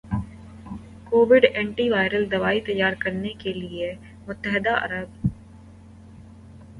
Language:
Urdu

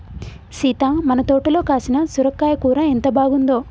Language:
Telugu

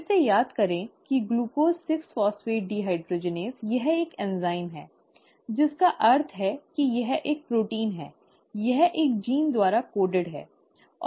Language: Hindi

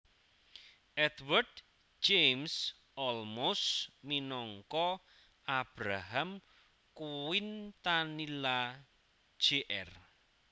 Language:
Javanese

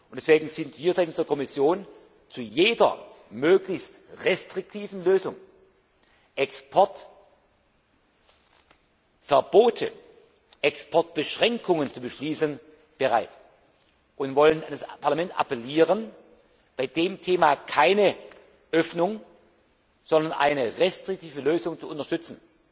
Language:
German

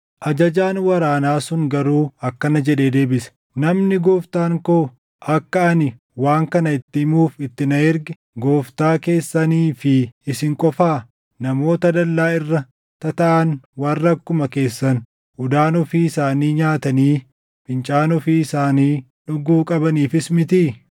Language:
Oromo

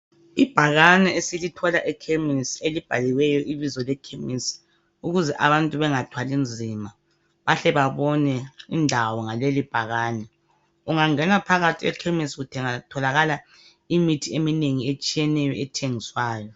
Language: North Ndebele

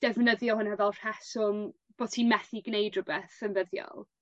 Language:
Welsh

